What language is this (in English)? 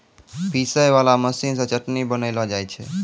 Maithili